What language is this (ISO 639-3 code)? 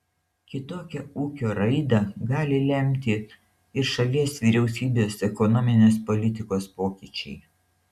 lit